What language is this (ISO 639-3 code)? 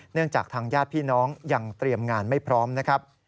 tha